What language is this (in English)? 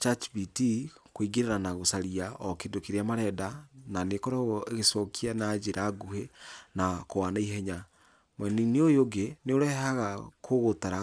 Kikuyu